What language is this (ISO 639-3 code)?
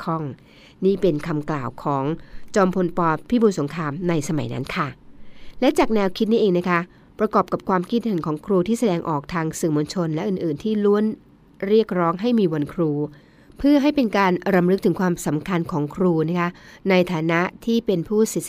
tha